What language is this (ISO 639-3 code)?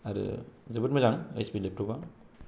brx